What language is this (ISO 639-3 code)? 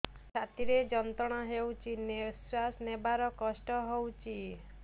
ori